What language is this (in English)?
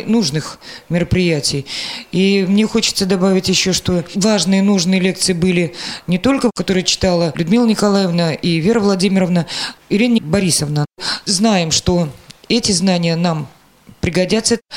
Russian